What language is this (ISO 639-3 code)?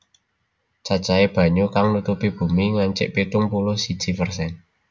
jav